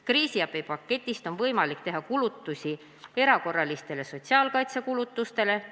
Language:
Estonian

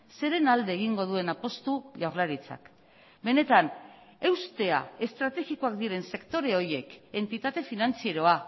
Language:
Basque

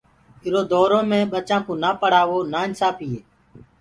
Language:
Gurgula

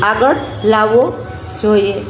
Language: Gujarati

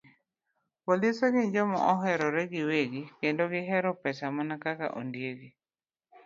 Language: Luo (Kenya and Tanzania)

